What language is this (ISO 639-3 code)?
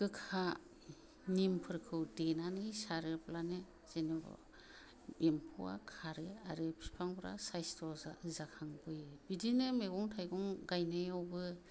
brx